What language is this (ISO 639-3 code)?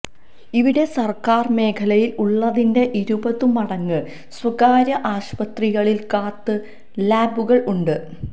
mal